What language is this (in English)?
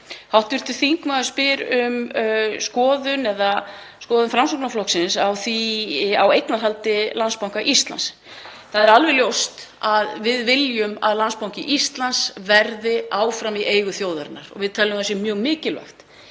Icelandic